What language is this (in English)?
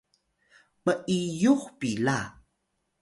Atayal